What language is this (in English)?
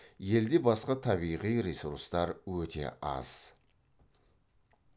Kazakh